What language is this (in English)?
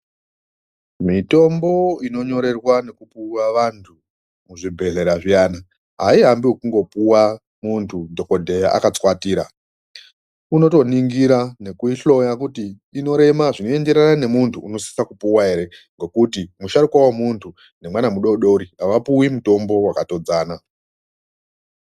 Ndau